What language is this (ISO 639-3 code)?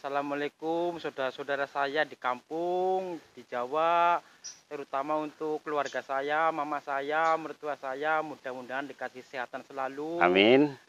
ind